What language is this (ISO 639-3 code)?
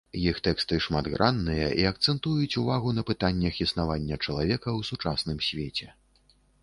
bel